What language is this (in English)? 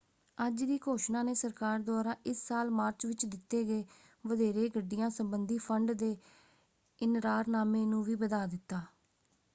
Punjabi